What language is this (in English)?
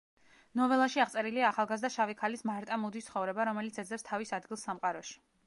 Georgian